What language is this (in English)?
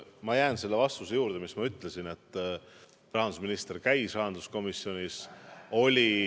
Estonian